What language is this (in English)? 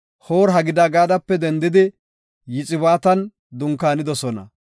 Gofa